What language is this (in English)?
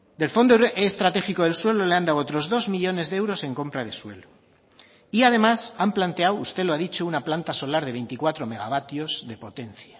Spanish